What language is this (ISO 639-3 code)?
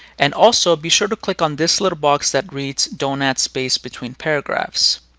eng